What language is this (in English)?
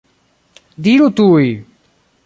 Esperanto